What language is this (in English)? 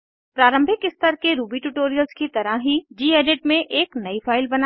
Hindi